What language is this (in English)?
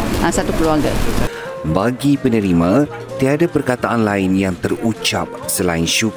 Malay